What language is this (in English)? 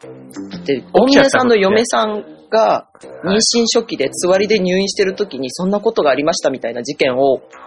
Japanese